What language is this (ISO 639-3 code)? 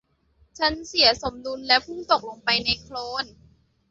tha